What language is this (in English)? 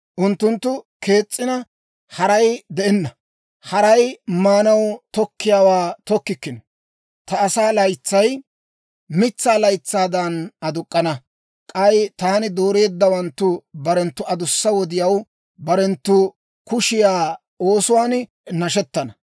Dawro